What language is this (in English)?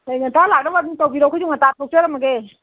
Manipuri